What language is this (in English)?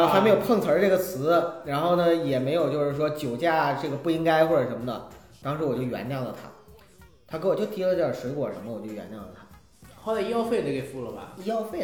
Chinese